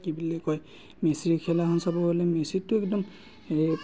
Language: Assamese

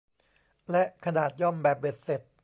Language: Thai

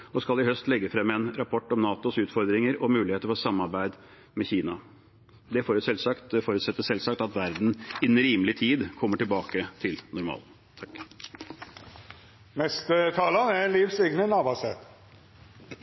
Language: Norwegian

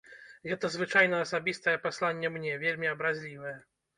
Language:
Belarusian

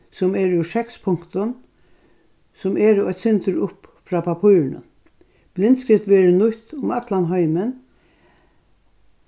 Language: Faroese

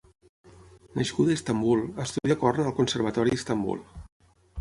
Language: Catalan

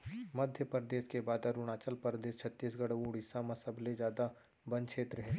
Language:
Chhattisgarhi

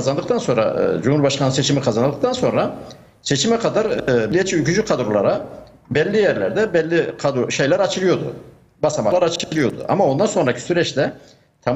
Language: Turkish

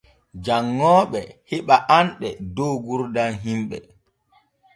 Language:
Borgu Fulfulde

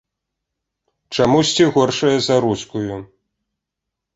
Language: Belarusian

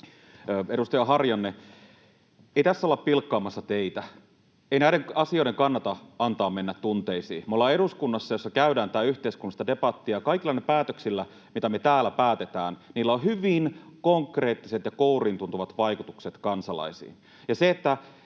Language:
Finnish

